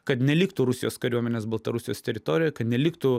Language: Lithuanian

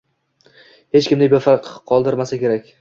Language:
Uzbek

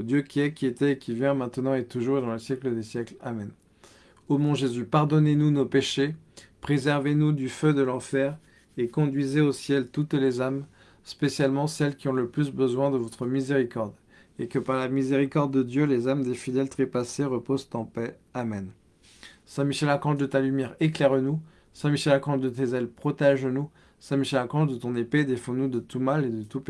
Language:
French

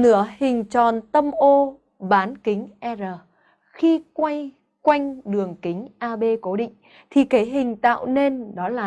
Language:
Vietnamese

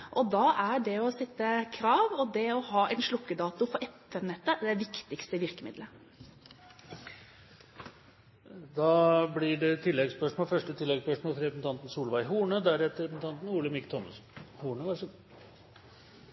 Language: Norwegian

